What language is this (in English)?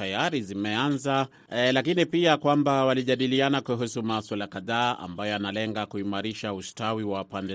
Swahili